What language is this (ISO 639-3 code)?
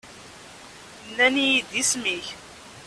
kab